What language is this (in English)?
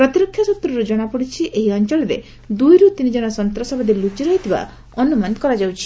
Odia